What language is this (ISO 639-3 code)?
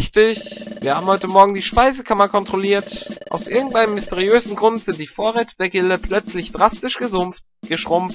deu